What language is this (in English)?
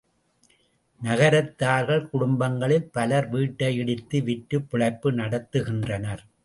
Tamil